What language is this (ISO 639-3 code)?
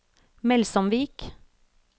nor